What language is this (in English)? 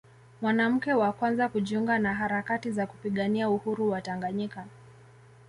Swahili